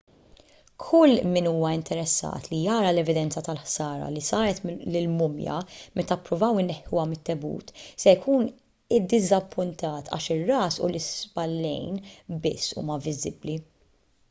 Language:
Maltese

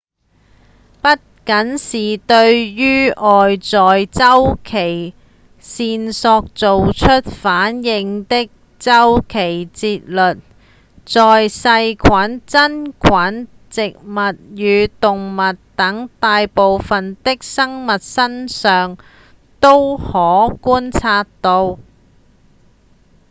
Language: Cantonese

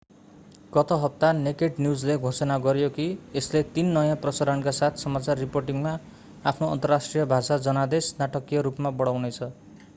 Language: Nepali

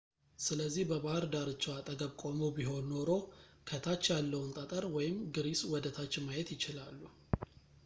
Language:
Amharic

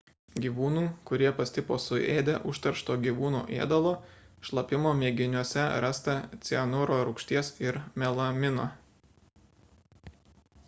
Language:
Lithuanian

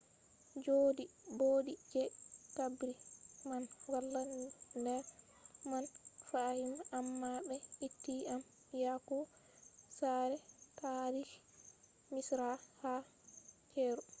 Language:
Fula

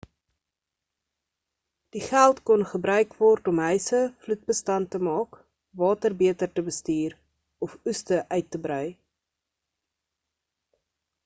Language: Afrikaans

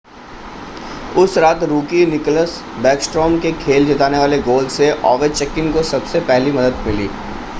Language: Hindi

